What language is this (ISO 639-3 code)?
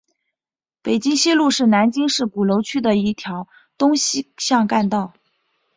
zho